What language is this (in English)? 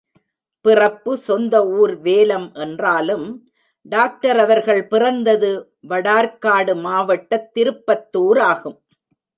Tamil